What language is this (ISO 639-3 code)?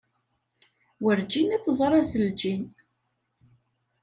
kab